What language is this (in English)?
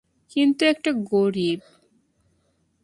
Bangla